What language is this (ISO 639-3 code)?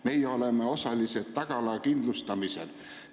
est